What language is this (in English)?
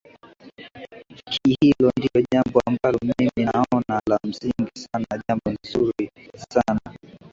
Swahili